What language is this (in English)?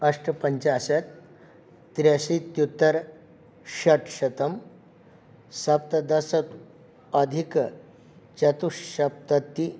Sanskrit